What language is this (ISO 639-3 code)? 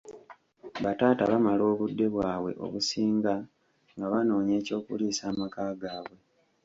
lug